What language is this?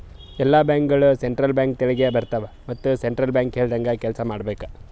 Kannada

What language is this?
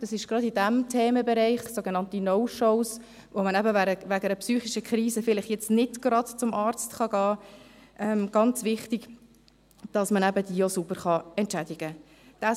Swiss German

